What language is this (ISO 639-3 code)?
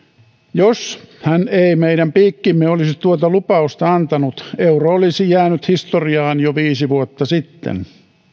fin